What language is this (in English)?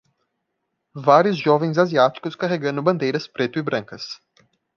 Portuguese